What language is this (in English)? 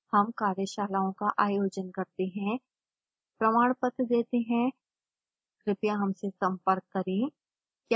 Hindi